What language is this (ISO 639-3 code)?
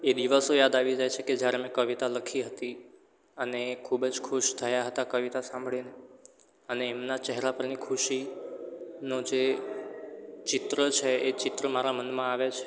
guj